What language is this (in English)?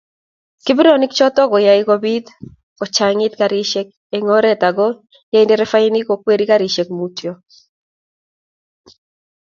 Kalenjin